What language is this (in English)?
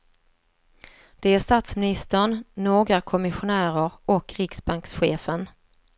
Swedish